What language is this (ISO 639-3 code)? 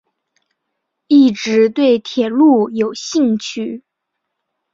zho